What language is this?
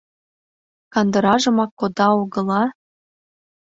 Mari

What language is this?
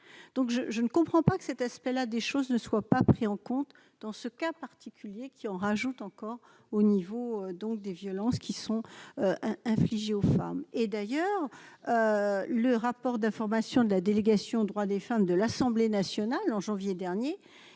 French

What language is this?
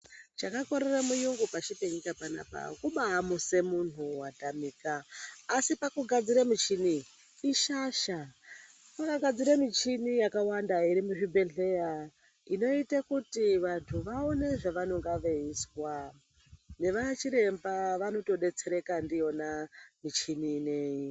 Ndau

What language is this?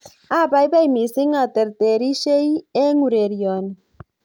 Kalenjin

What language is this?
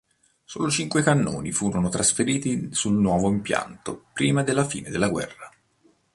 Italian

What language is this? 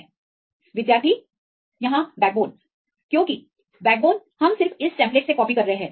Hindi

